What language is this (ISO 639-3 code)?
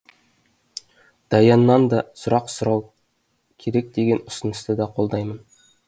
kaz